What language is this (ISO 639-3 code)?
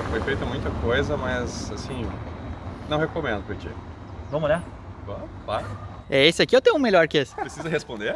por